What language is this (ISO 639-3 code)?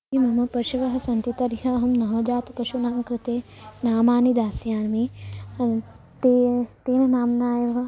san